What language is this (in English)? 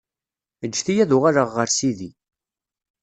Kabyle